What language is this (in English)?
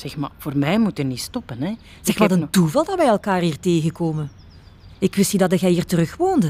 Dutch